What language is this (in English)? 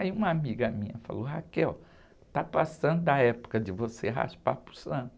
Portuguese